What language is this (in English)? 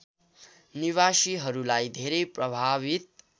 Nepali